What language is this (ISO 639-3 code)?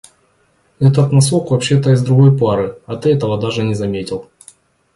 rus